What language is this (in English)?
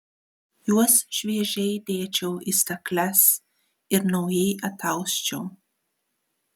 Lithuanian